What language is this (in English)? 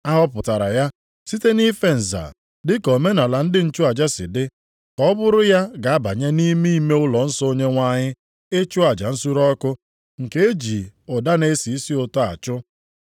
Igbo